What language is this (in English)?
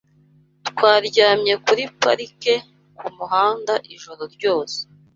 Kinyarwanda